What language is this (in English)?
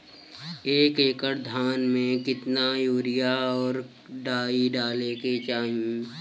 Bhojpuri